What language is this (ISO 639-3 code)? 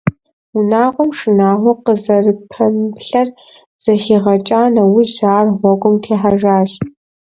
kbd